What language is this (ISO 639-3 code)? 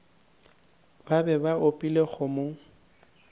nso